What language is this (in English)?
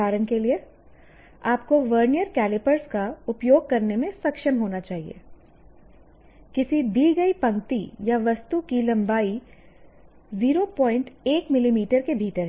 Hindi